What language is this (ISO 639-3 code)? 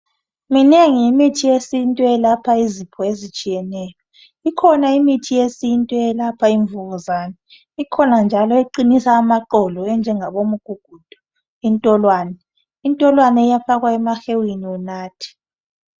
nde